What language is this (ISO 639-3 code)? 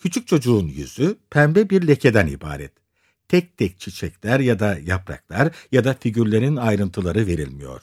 tur